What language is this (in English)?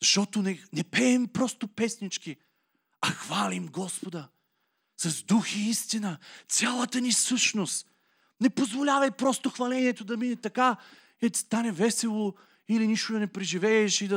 Bulgarian